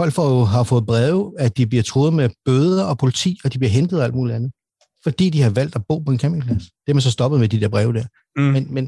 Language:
Danish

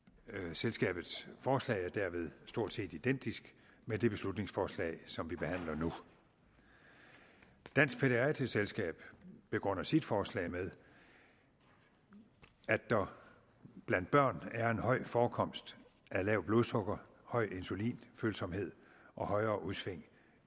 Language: Danish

